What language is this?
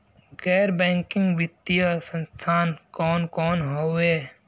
Bhojpuri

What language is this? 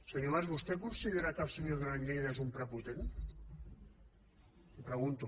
Catalan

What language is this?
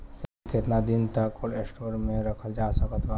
Bhojpuri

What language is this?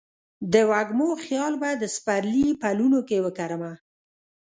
Pashto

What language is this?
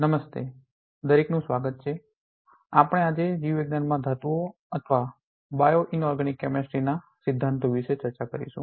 Gujarati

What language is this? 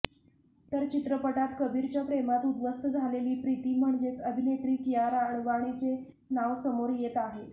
Marathi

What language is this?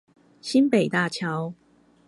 Chinese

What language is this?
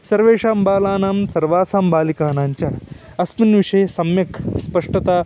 Sanskrit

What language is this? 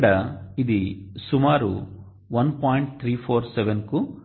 Telugu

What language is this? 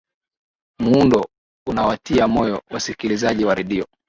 Swahili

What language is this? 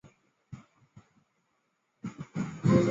Chinese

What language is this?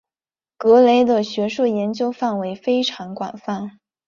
Chinese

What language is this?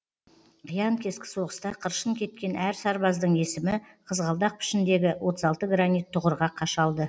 Kazakh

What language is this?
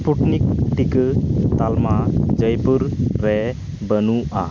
Santali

